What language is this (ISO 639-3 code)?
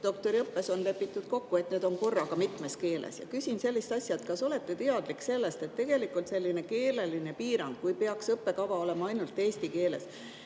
est